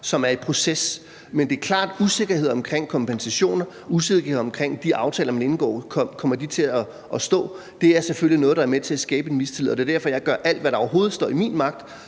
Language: Danish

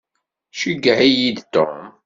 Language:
Kabyle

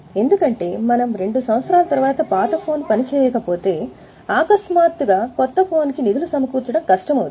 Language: Telugu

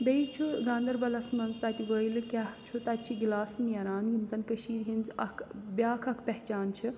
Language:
Kashmiri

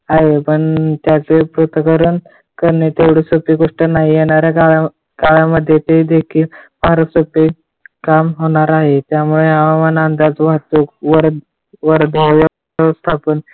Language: Marathi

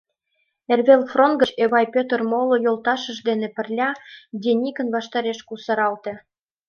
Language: Mari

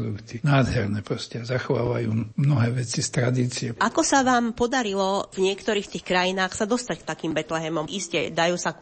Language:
Slovak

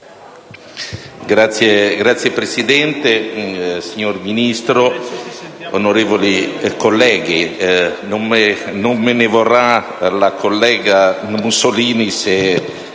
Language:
Italian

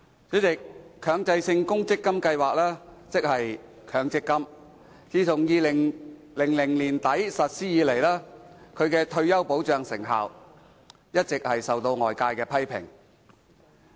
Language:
Cantonese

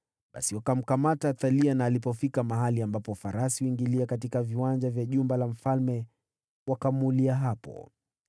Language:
Swahili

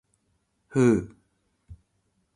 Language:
Japanese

